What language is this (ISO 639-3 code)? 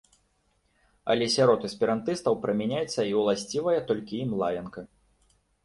bel